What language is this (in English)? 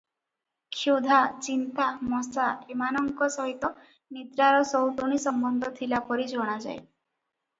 Odia